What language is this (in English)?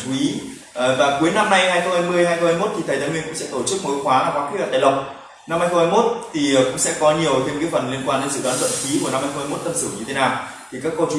Vietnamese